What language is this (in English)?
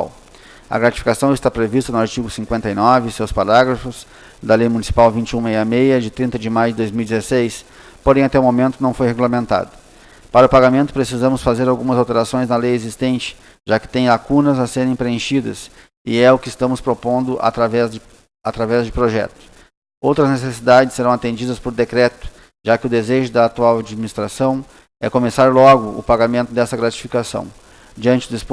Portuguese